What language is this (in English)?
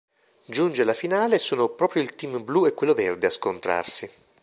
Italian